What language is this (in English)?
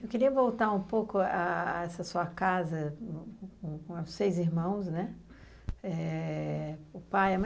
Portuguese